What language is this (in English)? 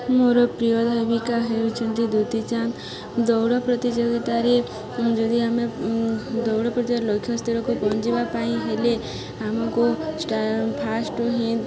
Odia